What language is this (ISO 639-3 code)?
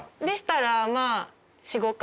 jpn